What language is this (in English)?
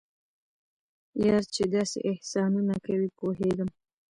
Pashto